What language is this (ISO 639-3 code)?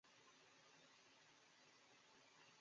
zho